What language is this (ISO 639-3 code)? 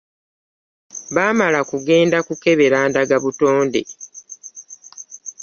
lug